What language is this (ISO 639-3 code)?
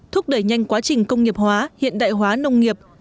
vie